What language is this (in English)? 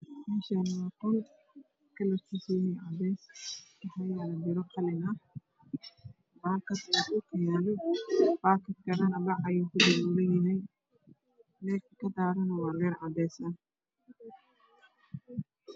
Somali